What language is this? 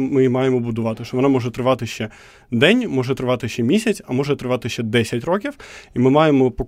Ukrainian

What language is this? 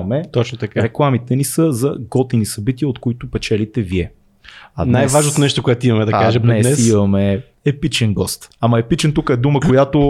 Bulgarian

